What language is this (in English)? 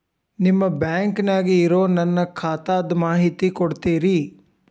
Kannada